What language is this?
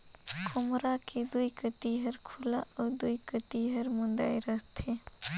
Chhattisgarhi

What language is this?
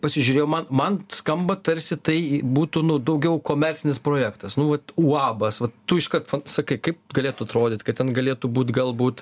Lithuanian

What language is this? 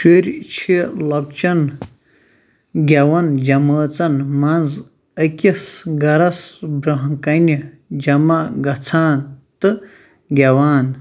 Kashmiri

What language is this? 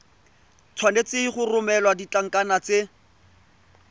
Tswana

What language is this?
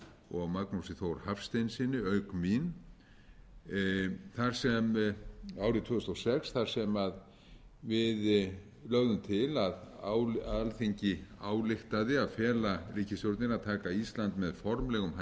Icelandic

